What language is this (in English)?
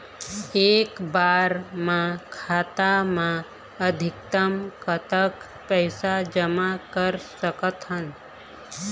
Chhattisgarhi